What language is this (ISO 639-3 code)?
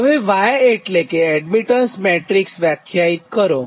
guj